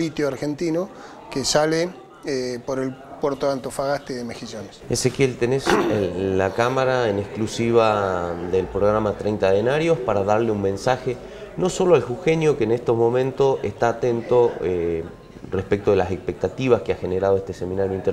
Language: Spanish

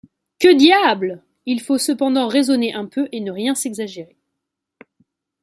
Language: French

